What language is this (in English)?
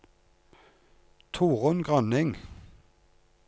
Norwegian